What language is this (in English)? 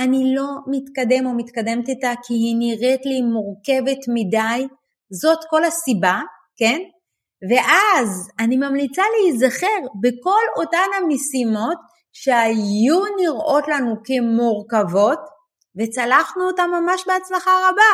Hebrew